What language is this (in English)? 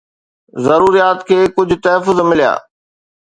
Sindhi